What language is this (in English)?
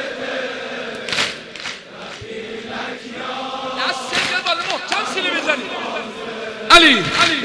Persian